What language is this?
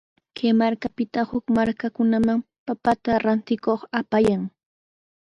Sihuas Ancash Quechua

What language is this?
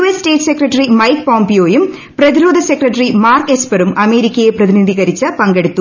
Malayalam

